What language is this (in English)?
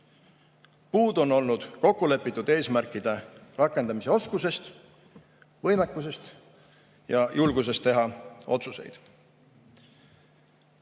Estonian